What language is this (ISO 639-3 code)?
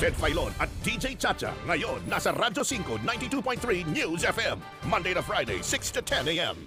fil